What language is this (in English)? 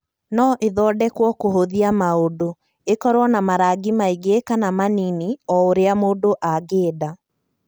Kikuyu